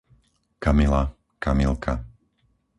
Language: Slovak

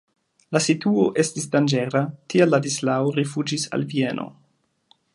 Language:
Esperanto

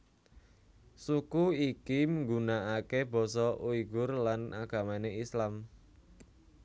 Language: Javanese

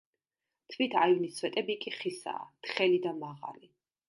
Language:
Georgian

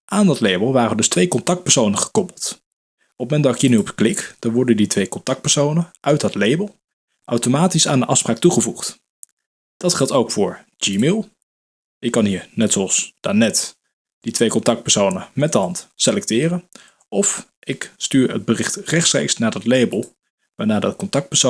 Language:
Dutch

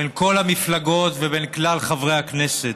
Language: Hebrew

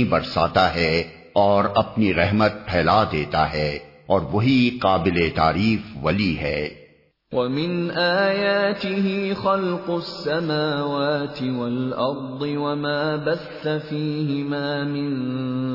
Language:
Urdu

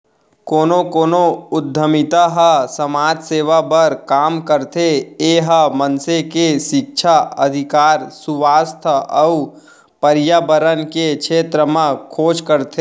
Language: Chhattisgarhi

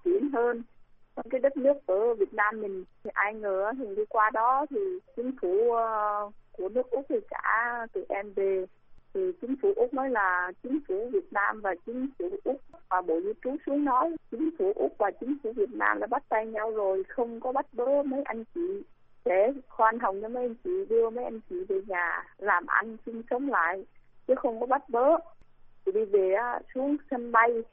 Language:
Vietnamese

